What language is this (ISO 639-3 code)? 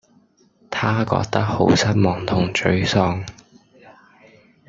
yue